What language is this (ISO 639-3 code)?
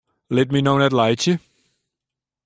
fry